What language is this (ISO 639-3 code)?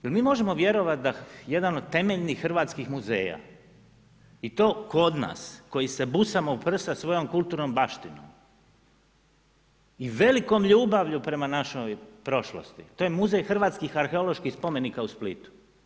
hrv